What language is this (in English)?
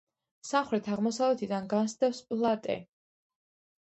Georgian